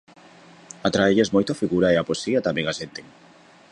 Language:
Galician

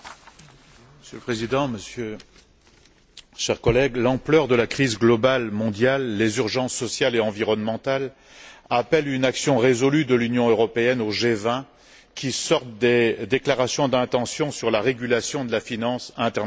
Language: French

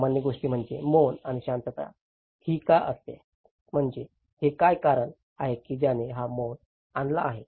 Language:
Marathi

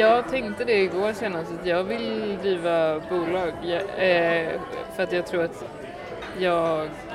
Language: Swedish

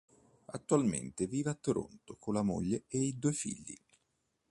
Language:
Italian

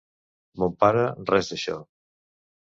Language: Catalan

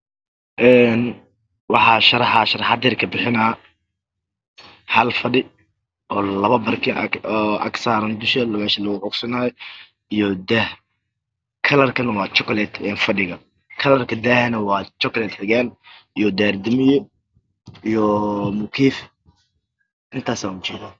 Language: Somali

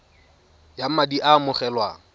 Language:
Tswana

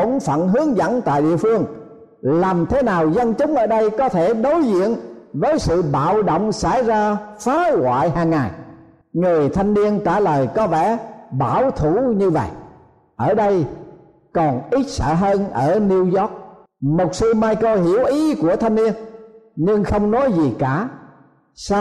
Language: Vietnamese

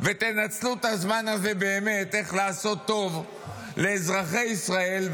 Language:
Hebrew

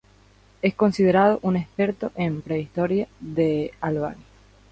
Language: Spanish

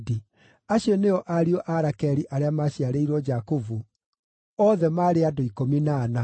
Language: Kikuyu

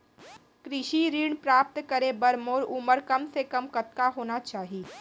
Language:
Chhattisgarhi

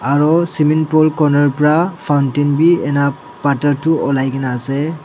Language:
Naga Pidgin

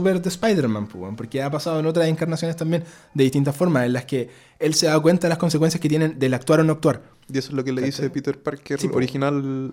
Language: Spanish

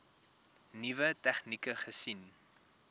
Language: Afrikaans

